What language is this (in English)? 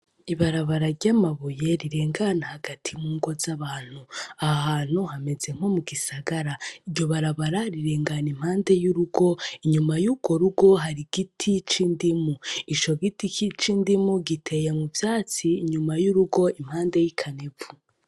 Rundi